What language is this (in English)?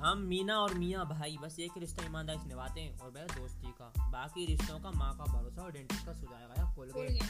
Hindi